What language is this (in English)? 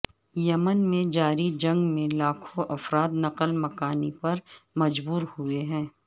Urdu